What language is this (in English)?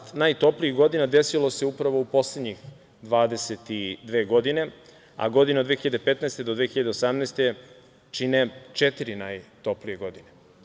Serbian